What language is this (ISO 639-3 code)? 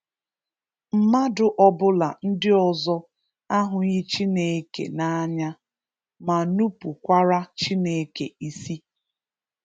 ibo